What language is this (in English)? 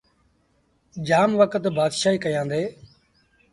Sindhi Bhil